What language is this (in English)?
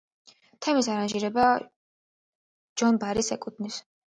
Georgian